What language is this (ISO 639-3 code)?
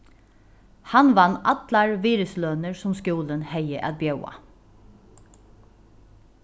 fao